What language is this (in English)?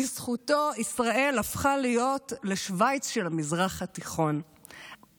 Hebrew